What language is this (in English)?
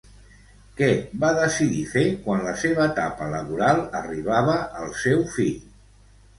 Catalan